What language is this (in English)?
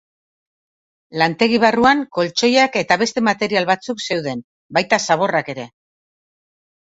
Basque